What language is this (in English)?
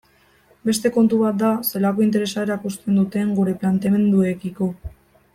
Basque